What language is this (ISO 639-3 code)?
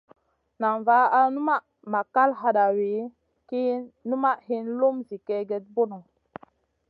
mcn